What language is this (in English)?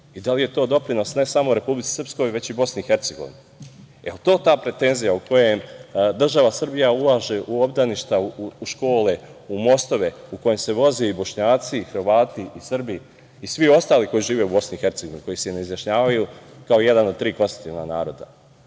Serbian